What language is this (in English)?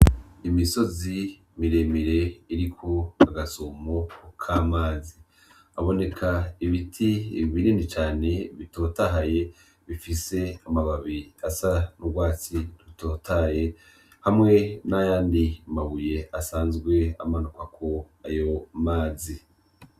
Rundi